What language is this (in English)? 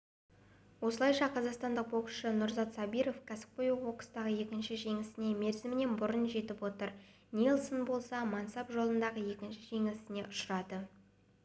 Kazakh